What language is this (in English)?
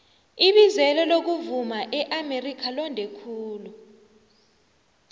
South Ndebele